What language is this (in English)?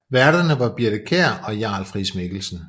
Danish